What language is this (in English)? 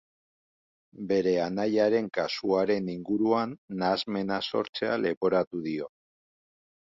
Basque